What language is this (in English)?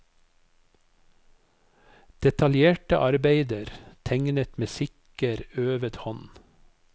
Norwegian